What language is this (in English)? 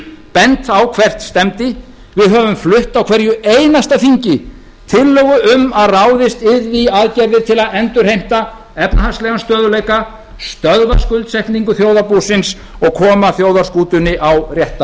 Icelandic